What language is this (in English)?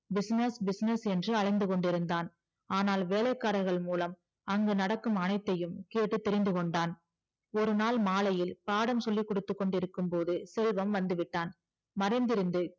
Tamil